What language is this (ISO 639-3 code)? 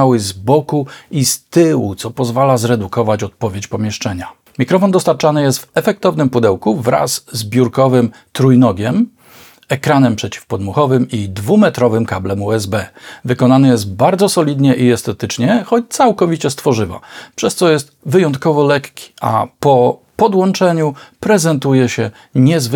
pol